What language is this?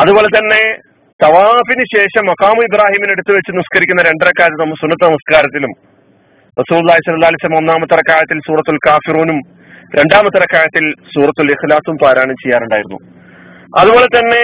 Malayalam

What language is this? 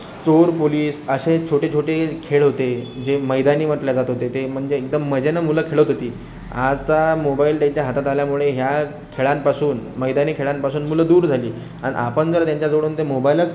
Marathi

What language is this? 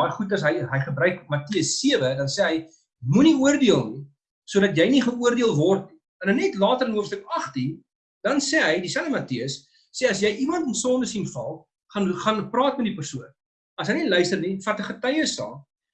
Dutch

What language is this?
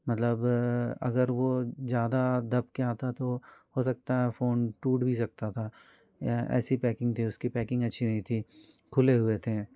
Hindi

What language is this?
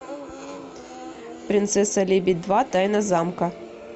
Russian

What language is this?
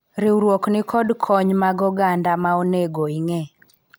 Luo (Kenya and Tanzania)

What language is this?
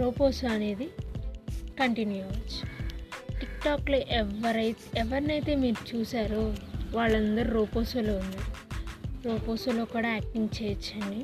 Telugu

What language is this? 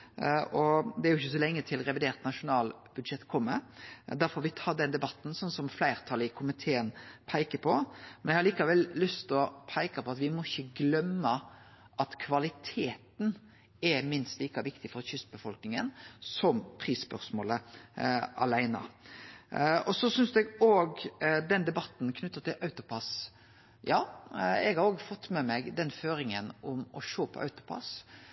Norwegian Nynorsk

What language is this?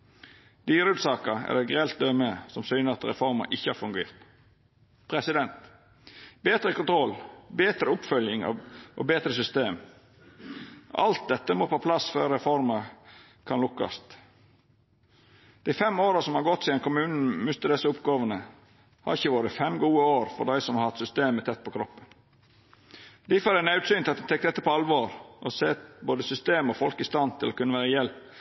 Norwegian Nynorsk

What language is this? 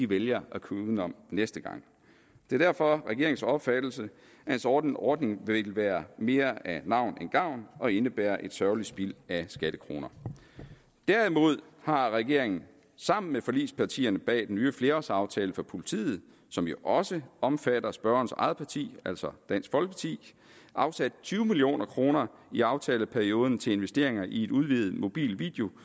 Danish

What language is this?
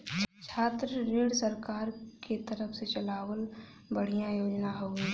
Bhojpuri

